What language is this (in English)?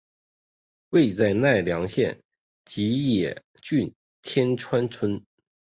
Chinese